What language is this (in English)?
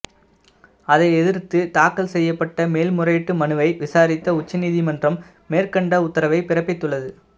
Tamil